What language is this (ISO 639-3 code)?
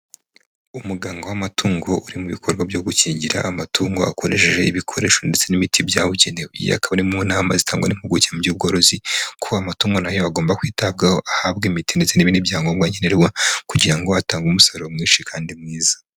kin